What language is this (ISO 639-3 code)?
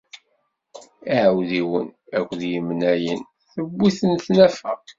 kab